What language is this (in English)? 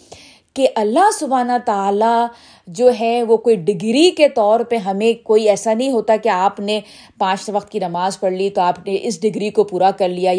Urdu